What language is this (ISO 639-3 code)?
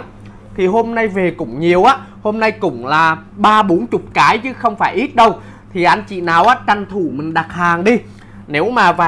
vie